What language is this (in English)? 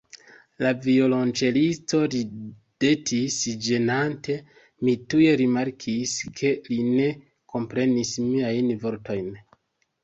Esperanto